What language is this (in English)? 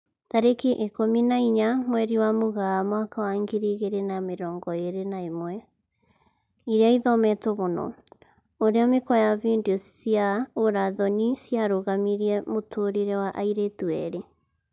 Kikuyu